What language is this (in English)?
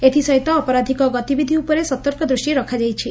Odia